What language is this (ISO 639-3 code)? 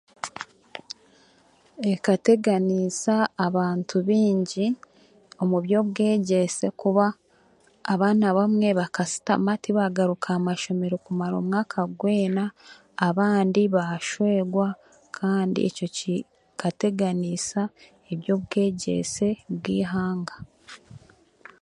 cgg